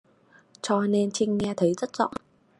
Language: Vietnamese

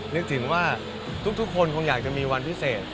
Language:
Thai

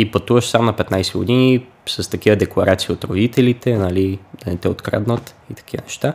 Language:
Bulgarian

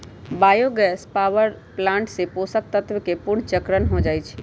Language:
Magahi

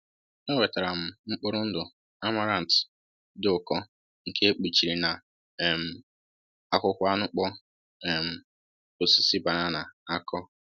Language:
Igbo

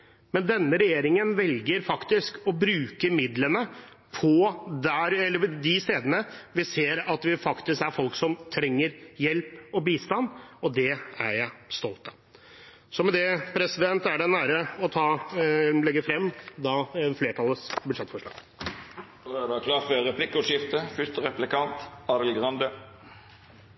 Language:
Norwegian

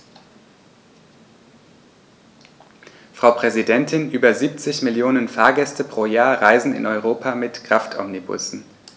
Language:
German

